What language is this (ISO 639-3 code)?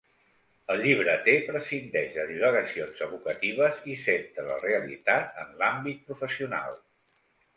cat